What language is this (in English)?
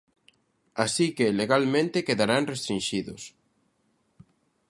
Galician